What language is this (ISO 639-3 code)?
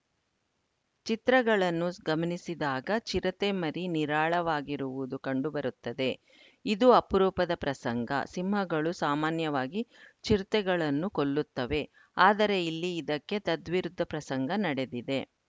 kan